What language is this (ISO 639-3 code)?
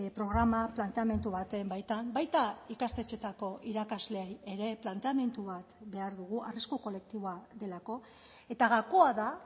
eus